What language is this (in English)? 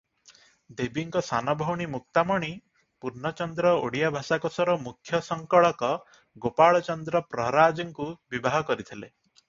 Odia